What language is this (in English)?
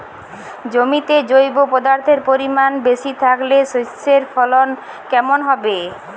Bangla